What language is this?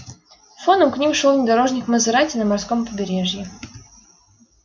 Russian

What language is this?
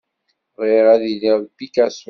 Kabyle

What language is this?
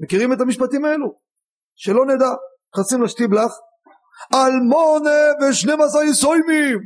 Hebrew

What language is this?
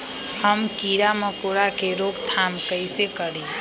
Magahi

